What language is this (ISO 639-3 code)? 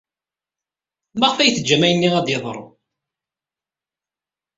kab